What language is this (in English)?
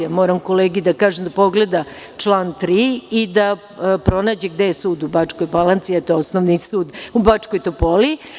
Serbian